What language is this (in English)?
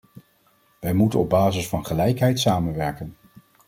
Dutch